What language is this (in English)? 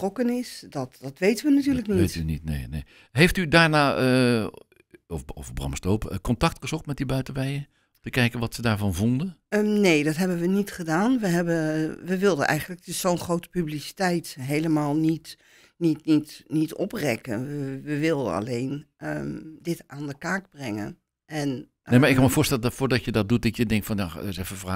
Dutch